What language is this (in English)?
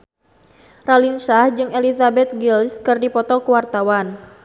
Sundanese